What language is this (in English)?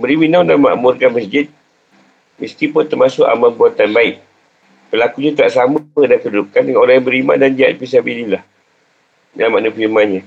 Malay